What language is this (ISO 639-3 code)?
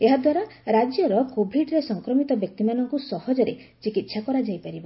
ori